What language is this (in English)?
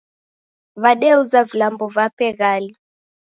Taita